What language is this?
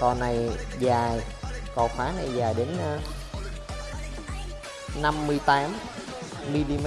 Vietnamese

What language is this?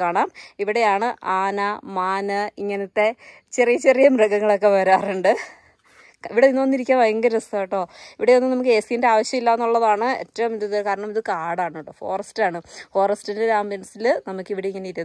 Malayalam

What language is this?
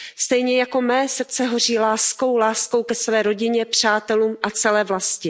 Czech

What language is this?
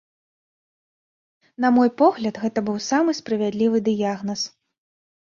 Belarusian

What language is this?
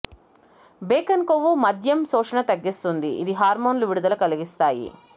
Telugu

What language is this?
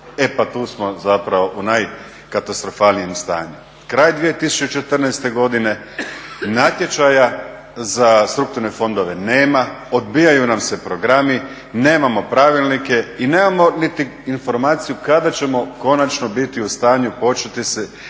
Croatian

